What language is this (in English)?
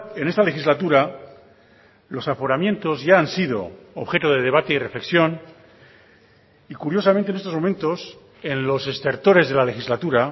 Spanish